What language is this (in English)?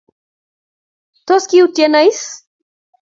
Kalenjin